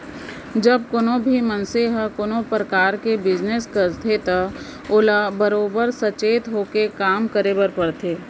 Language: Chhattisgarhi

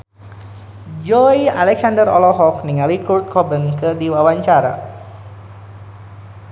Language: Sundanese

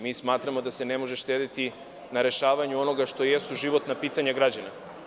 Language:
Serbian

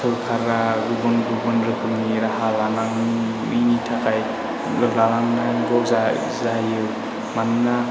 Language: Bodo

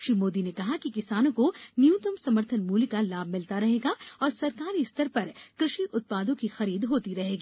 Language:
Hindi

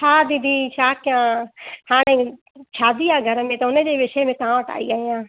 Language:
Sindhi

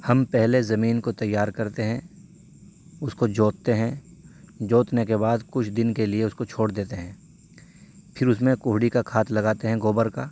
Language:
Urdu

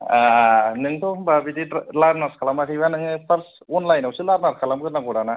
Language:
Bodo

